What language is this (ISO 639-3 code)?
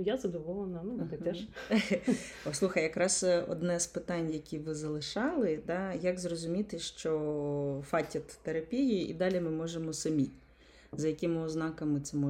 ukr